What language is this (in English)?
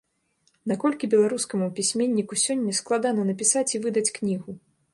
Belarusian